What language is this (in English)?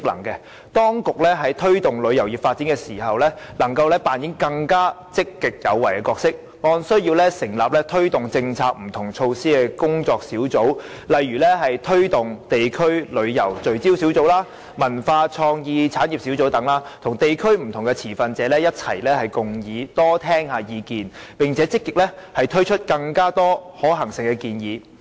Cantonese